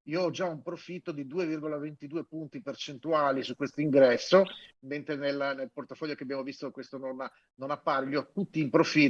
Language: Italian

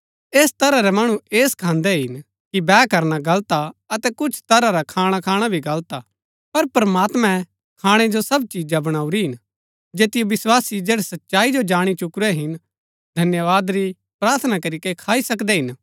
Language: Gaddi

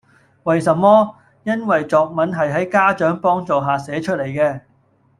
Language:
Cantonese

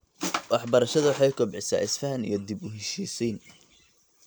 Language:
Somali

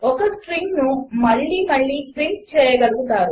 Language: Telugu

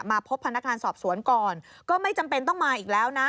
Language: Thai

